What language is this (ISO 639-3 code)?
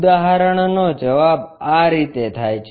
guj